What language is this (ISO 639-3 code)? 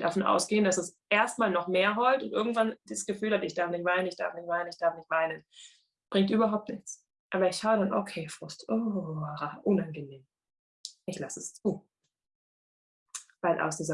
deu